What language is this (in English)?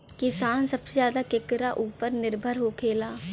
Bhojpuri